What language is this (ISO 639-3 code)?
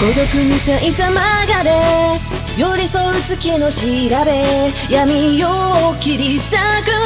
kor